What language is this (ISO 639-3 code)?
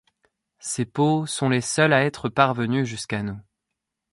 fra